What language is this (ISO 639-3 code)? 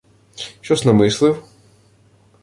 ukr